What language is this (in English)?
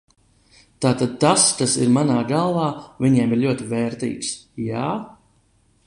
Latvian